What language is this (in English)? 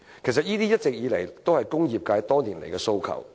Cantonese